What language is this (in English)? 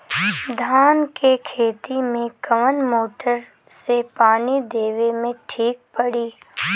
Bhojpuri